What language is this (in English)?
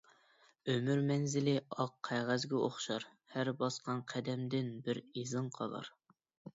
Uyghur